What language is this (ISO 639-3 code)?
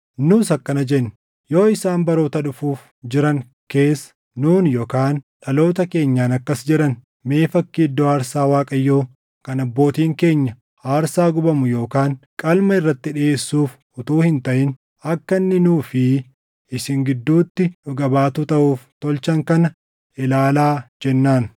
orm